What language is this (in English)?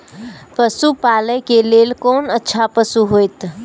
Maithili